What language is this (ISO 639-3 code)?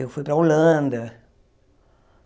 por